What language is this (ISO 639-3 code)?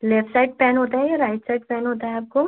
hin